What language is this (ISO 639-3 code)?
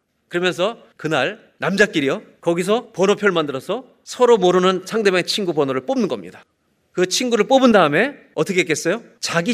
kor